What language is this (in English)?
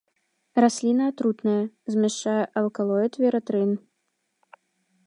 Belarusian